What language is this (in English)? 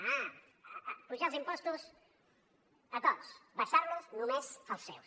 Catalan